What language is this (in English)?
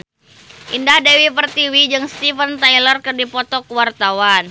Sundanese